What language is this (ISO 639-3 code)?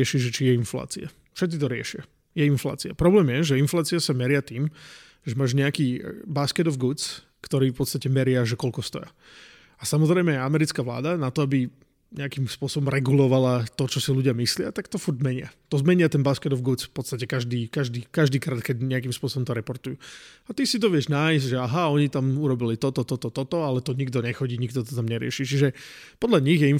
slk